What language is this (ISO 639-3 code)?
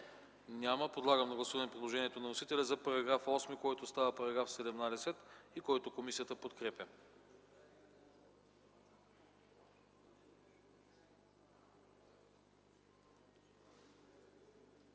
bul